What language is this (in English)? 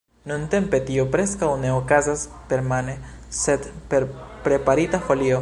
Esperanto